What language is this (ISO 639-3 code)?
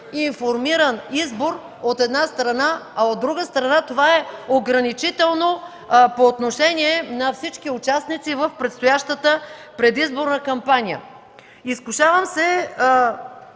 bul